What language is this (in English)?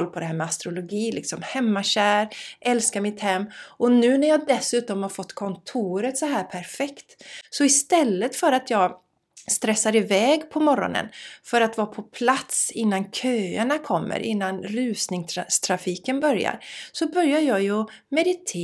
Swedish